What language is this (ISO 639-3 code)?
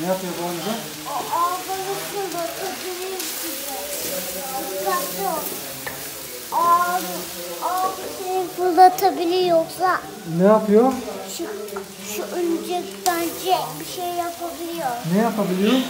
tur